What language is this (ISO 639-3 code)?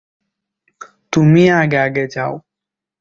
ben